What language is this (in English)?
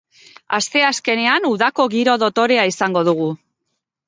Basque